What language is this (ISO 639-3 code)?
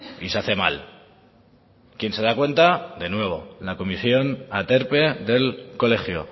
spa